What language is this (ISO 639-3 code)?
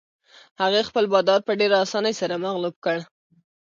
pus